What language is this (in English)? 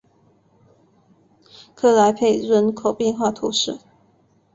Chinese